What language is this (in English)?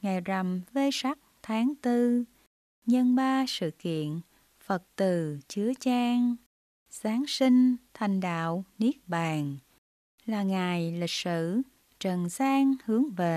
Vietnamese